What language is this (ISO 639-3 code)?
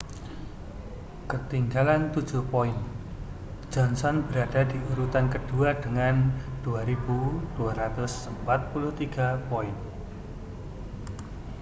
ind